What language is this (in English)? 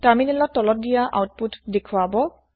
Assamese